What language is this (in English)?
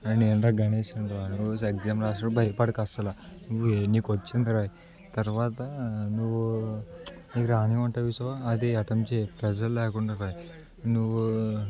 Telugu